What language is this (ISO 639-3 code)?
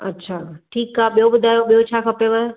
snd